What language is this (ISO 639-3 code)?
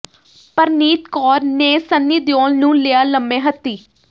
pan